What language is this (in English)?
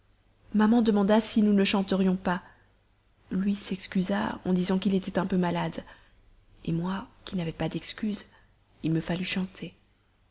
French